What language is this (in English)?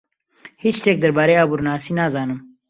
Central Kurdish